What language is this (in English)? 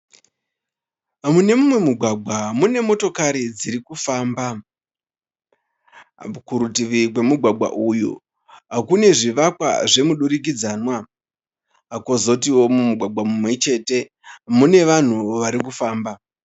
Shona